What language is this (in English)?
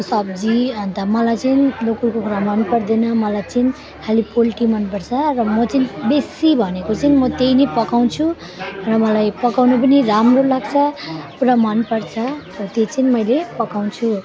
Nepali